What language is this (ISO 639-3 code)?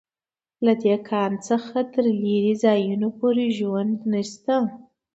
pus